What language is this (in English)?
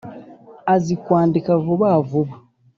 Kinyarwanda